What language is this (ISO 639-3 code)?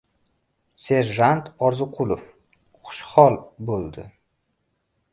uzb